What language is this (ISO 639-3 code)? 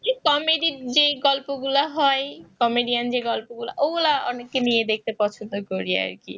ben